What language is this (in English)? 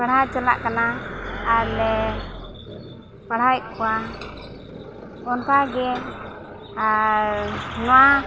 Santali